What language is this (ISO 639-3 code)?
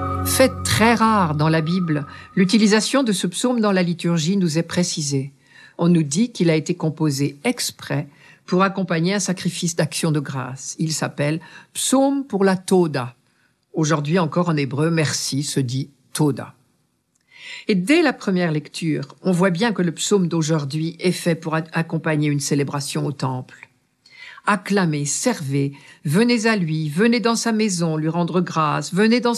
fra